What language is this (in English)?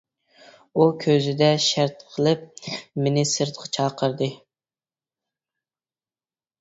Uyghur